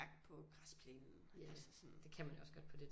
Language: Danish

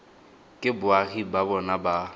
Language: Tswana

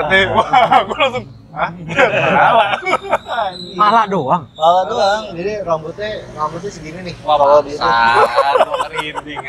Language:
Indonesian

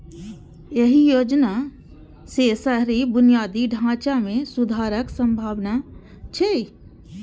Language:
Maithili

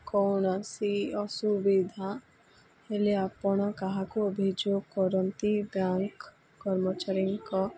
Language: Odia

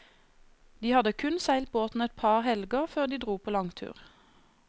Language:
Norwegian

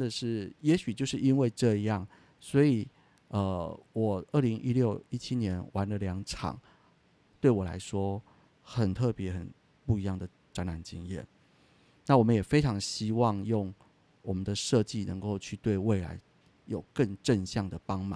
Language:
Chinese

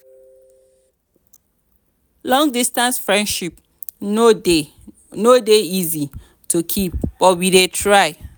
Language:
Nigerian Pidgin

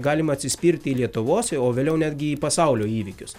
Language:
Lithuanian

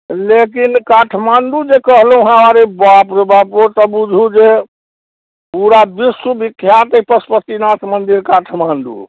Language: Maithili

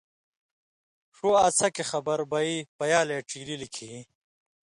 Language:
Indus Kohistani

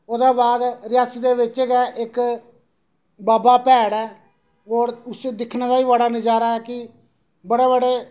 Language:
Dogri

